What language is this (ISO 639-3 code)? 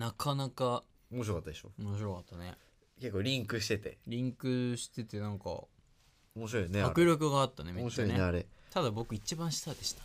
jpn